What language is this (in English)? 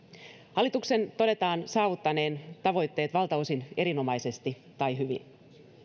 Finnish